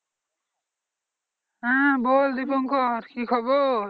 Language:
Bangla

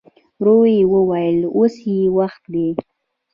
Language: Pashto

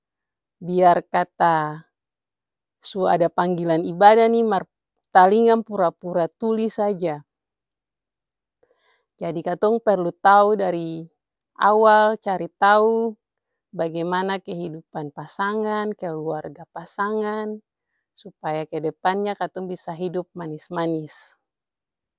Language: Ambonese Malay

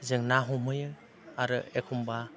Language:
Bodo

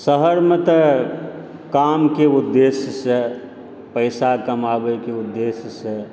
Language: Maithili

